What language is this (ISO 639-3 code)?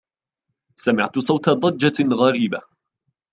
ara